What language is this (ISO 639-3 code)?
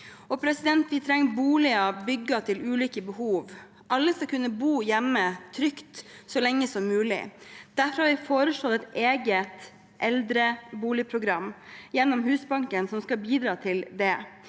nor